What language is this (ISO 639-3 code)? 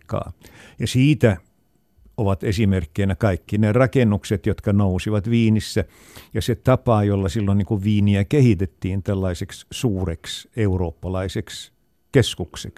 fin